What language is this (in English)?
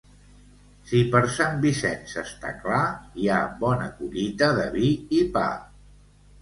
Catalan